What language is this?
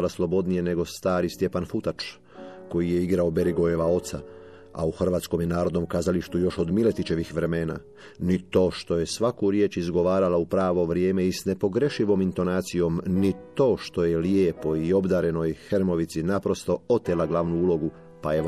Croatian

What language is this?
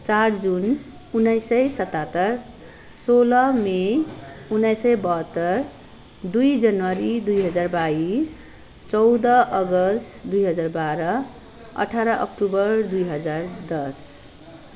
Nepali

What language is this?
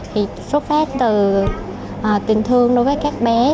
Vietnamese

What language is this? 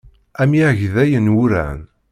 Kabyle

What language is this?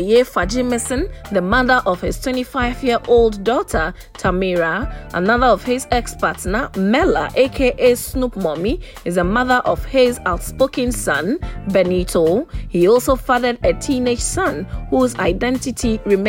English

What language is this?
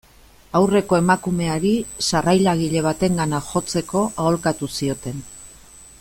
Basque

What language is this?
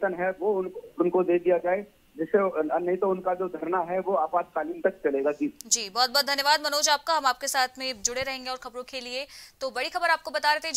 Hindi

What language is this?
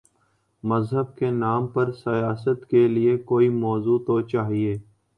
Urdu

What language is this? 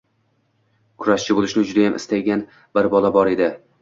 Uzbek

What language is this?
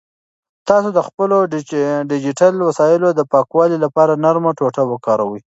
Pashto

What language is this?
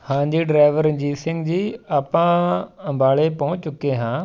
Punjabi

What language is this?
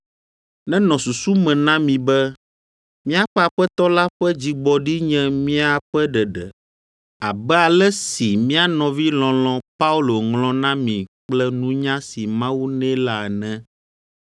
Ewe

